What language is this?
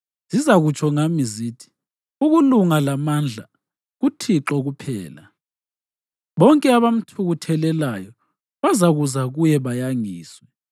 North Ndebele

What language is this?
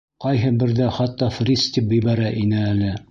Bashkir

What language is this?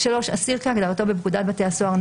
Hebrew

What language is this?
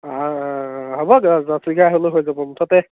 Assamese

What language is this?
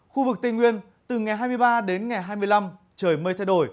Vietnamese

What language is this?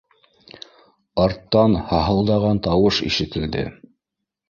Bashkir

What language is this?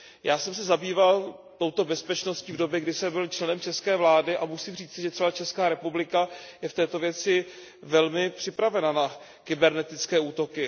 Czech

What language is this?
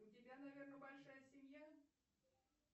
Russian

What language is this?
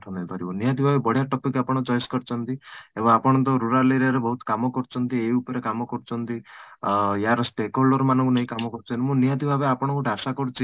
Odia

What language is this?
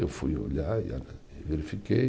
Portuguese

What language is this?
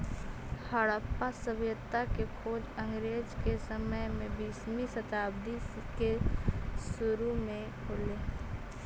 Magahi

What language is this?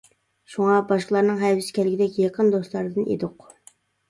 Uyghur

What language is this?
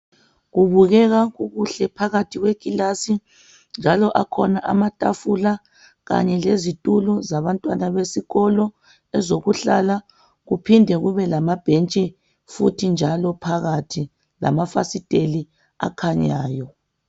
North Ndebele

